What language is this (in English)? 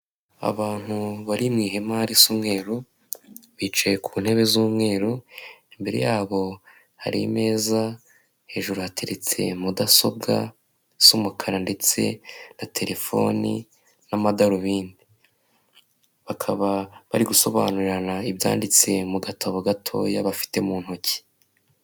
Kinyarwanda